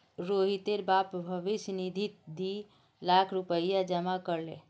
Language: Magahi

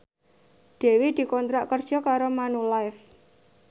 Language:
Javanese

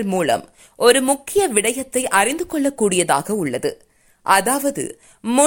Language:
Tamil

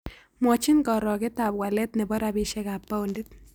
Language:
Kalenjin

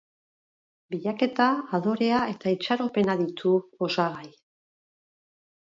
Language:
Basque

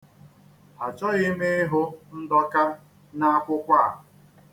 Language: Igbo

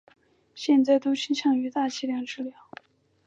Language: Chinese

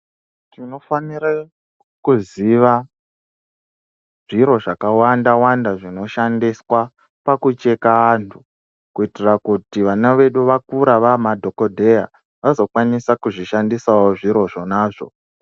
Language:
Ndau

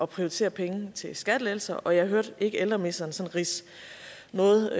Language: Danish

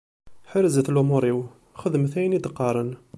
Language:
Kabyle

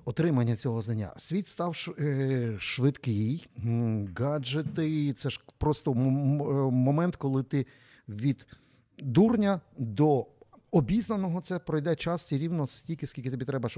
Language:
Ukrainian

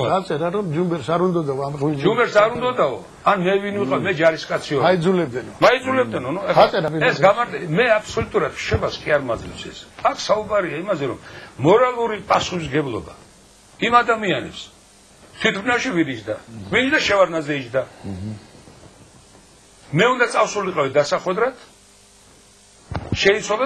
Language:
Greek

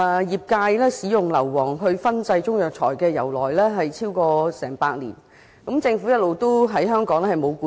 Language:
Cantonese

